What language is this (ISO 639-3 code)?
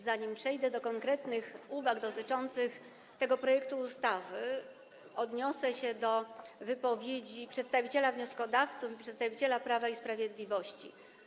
pol